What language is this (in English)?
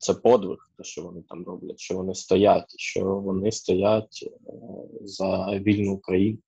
Ukrainian